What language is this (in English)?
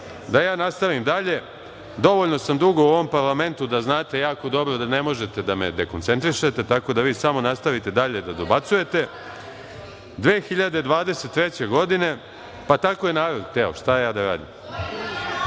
Serbian